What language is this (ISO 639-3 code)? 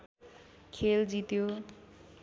nep